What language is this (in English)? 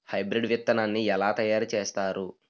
Telugu